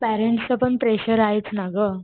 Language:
Marathi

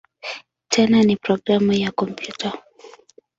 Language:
Swahili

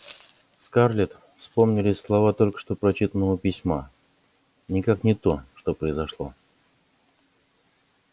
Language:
Russian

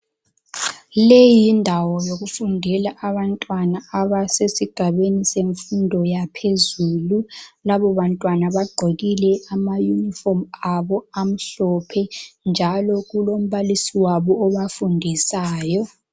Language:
North Ndebele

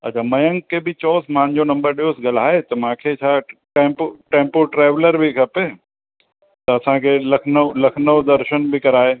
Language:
Sindhi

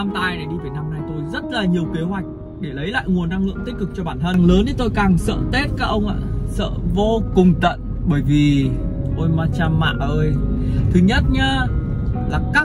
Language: Vietnamese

